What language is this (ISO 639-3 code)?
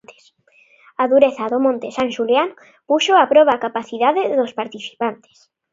glg